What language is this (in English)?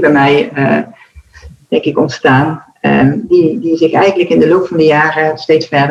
Dutch